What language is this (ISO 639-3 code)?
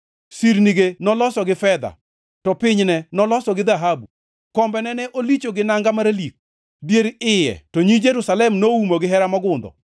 luo